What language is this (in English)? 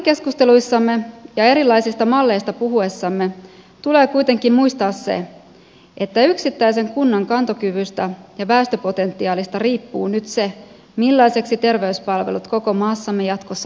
Finnish